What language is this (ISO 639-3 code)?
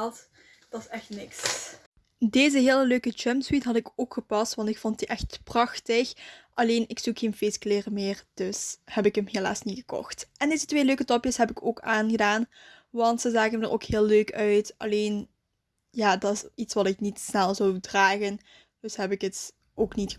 nld